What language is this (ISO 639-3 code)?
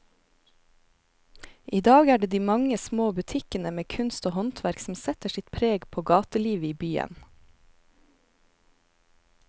nor